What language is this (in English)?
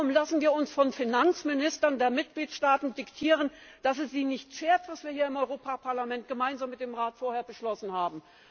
German